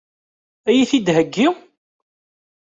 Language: Kabyle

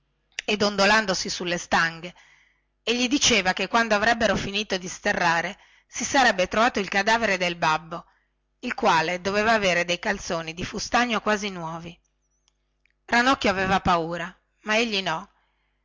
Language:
Italian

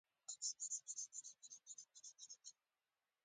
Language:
Pashto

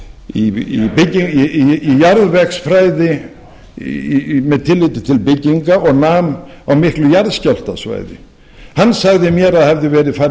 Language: Icelandic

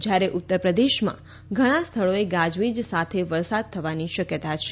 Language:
Gujarati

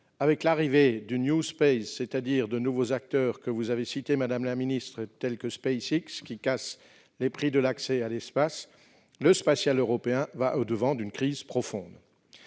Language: French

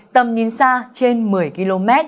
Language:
Vietnamese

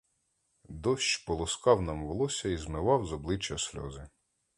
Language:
Ukrainian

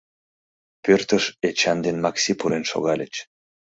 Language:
Mari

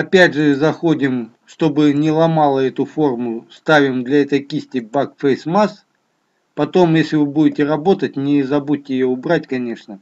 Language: Russian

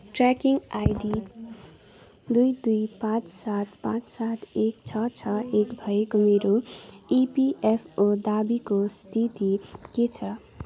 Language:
Nepali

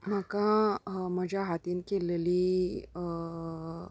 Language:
Konkani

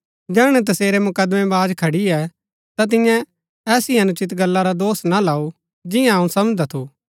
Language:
Gaddi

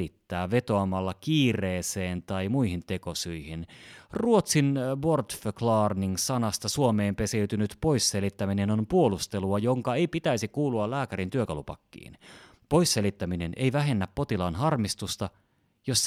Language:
Finnish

